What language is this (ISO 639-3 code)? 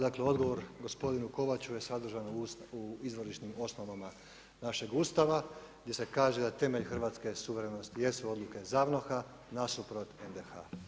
hrv